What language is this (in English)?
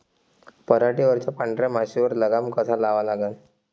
Marathi